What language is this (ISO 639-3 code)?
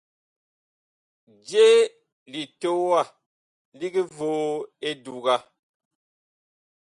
bkh